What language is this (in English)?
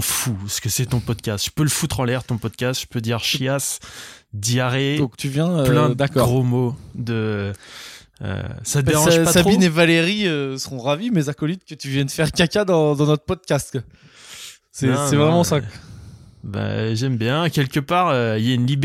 French